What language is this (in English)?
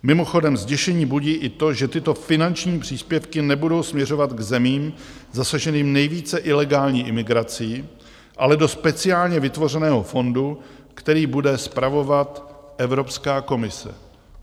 Czech